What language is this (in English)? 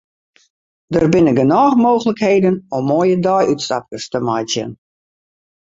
Western Frisian